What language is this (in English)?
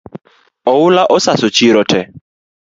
Luo (Kenya and Tanzania)